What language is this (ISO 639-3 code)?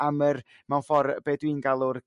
cym